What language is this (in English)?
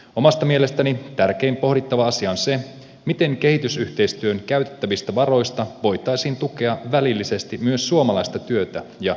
Finnish